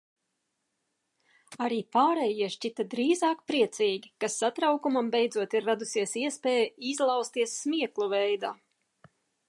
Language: Latvian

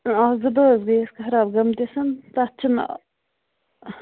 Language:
Kashmiri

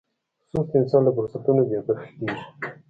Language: Pashto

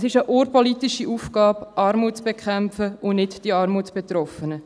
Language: Swiss German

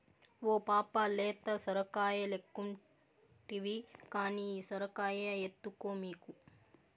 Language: Telugu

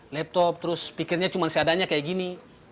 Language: Indonesian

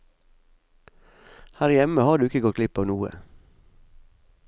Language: Norwegian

